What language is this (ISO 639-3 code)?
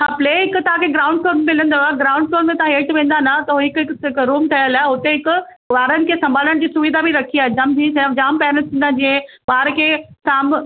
snd